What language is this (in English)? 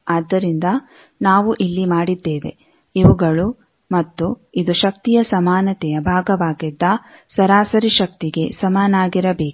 Kannada